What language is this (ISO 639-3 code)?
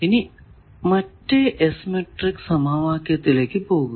mal